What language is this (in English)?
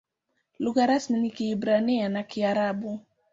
Swahili